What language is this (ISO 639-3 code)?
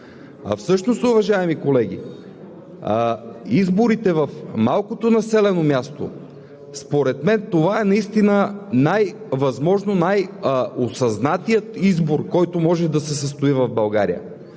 bul